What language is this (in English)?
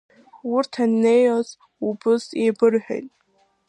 Abkhazian